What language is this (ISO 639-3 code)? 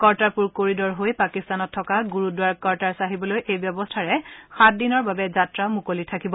asm